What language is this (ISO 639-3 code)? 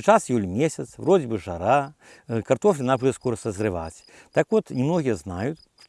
rus